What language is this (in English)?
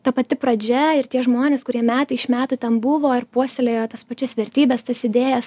Lithuanian